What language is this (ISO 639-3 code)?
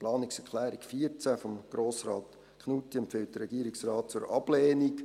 gsw